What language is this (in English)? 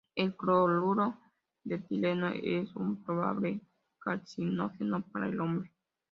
Spanish